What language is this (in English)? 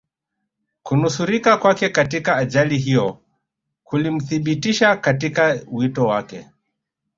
Swahili